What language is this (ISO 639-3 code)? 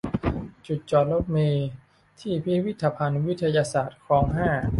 tha